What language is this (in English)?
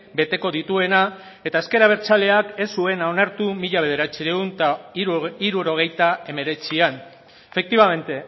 Basque